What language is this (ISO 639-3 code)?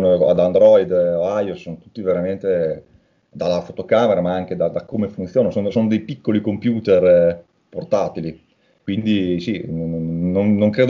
ita